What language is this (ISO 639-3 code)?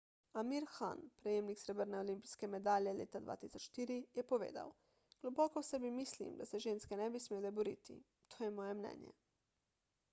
slv